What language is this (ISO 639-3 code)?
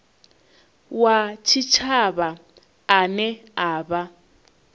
ven